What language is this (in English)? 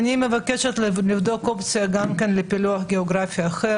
Hebrew